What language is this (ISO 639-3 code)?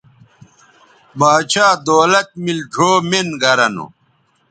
btv